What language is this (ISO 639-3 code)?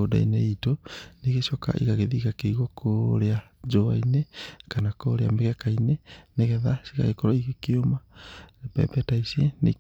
kik